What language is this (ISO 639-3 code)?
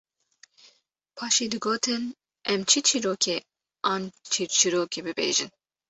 kur